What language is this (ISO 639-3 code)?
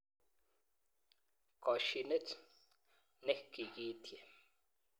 kln